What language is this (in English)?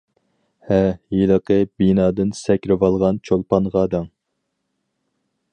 Uyghur